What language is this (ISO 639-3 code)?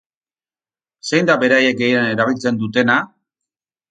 eus